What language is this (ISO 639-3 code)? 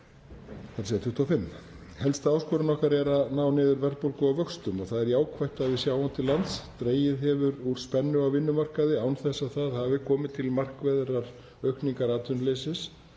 isl